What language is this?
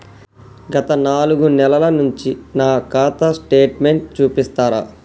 Telugu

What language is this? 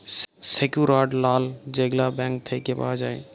Bangla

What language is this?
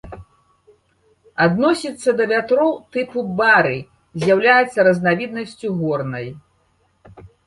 Belarusian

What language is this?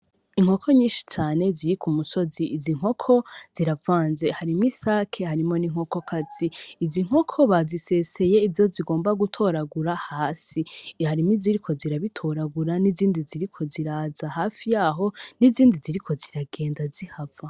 Rundi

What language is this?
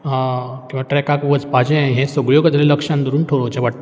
Konkani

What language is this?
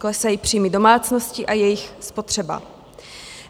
Czech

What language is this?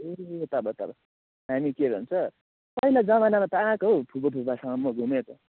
Nepali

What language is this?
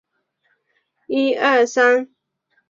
Chinese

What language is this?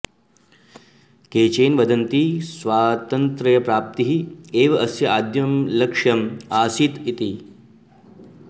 Sanskrit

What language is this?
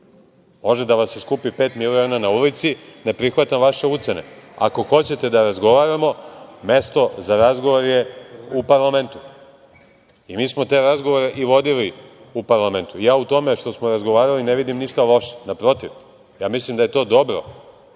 Serbian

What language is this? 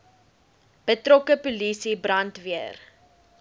Afrikaans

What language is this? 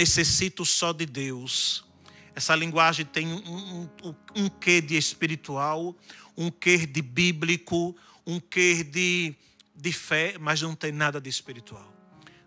Portuguese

